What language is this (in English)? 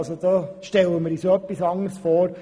Swiss German